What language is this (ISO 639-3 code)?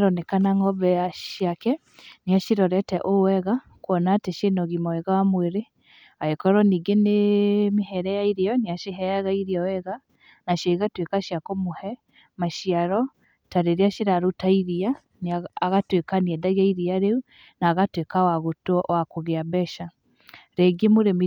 kik